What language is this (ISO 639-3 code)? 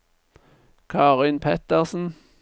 nor